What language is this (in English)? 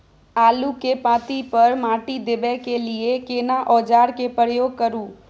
Maithili